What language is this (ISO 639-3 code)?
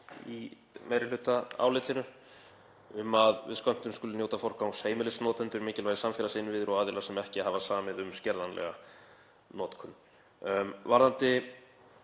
isl